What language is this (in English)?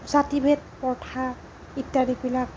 Assamese